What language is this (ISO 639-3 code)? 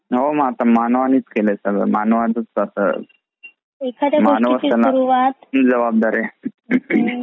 mar